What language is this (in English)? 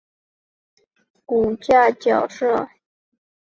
Chinese